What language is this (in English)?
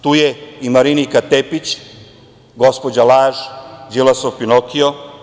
Serbian